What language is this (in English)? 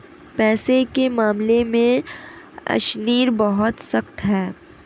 Hindi